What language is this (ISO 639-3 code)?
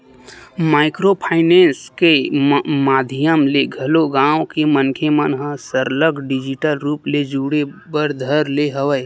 hne